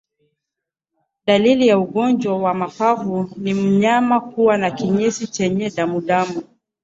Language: Swahili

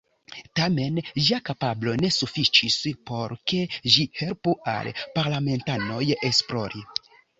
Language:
Esperanto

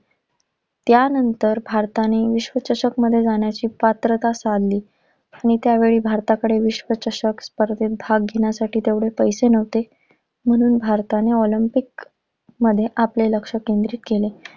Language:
Marathi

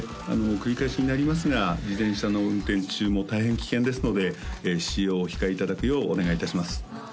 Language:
Japanese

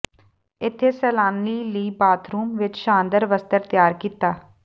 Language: Punjabi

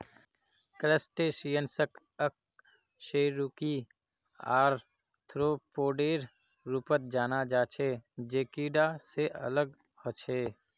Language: Magahi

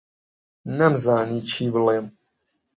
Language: Central Kurdish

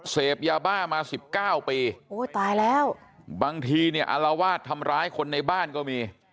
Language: Thai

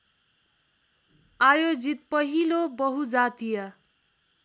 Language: Nepali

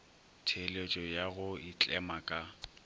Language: Northern Sotho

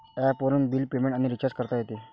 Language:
Marathi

